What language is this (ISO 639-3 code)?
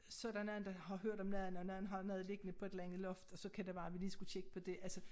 dan